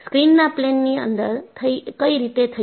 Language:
Gujarati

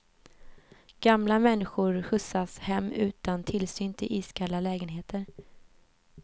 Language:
Swedish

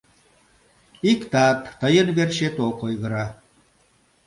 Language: Mari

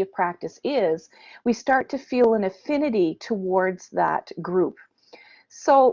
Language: English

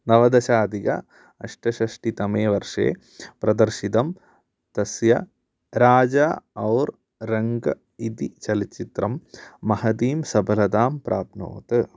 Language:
Sanskrit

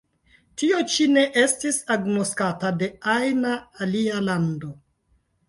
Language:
Esperanto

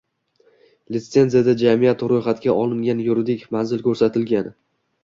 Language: Uzbek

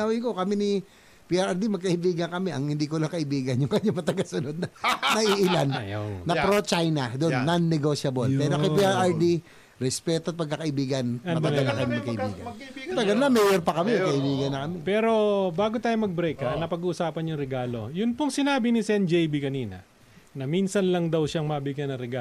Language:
Filipino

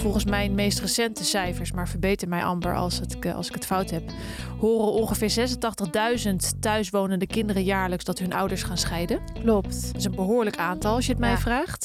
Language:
Dutch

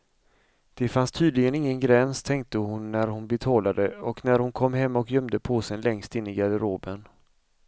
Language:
Swedish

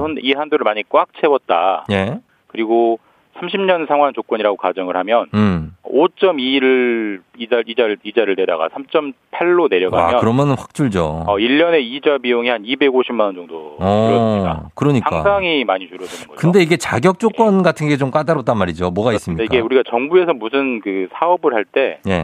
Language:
Korean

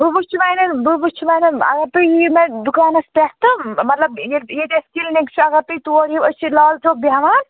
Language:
Kashmiri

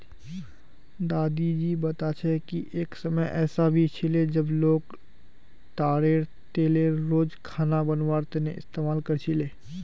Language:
Magahi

